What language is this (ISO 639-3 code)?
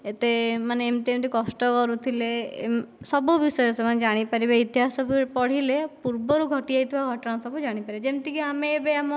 ori